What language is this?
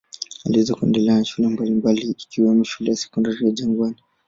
Swahili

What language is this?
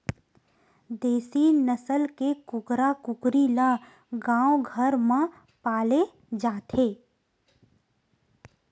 Chhattisgarhi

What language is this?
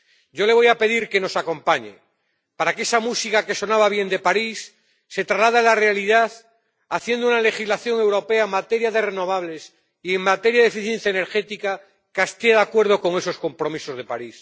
Spanish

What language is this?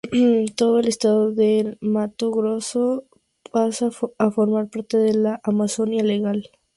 Spanish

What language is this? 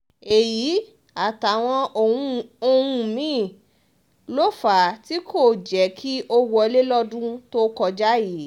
Yoruba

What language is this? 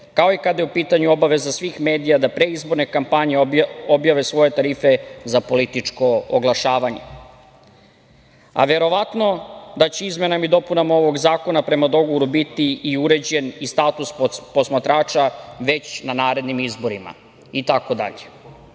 Serbian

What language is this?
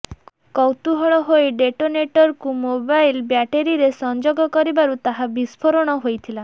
Odia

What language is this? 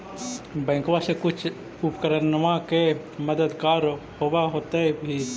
Magahi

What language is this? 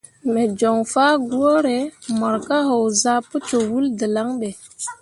Mundang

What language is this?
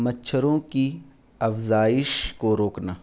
Urdu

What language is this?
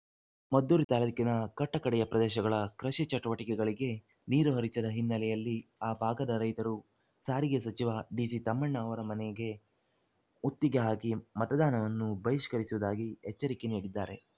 Kannada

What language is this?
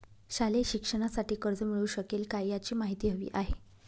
Marathi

